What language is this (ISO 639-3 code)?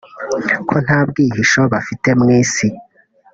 kin